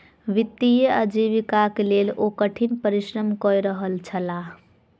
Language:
Maithili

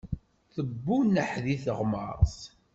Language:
Kabyle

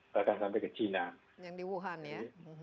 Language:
Indonesian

